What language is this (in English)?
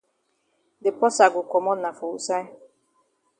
Cameroon Pidgin